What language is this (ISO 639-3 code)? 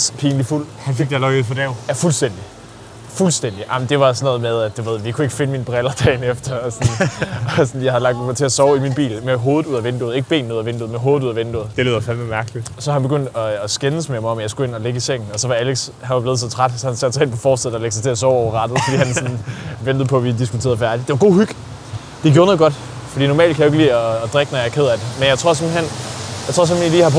dan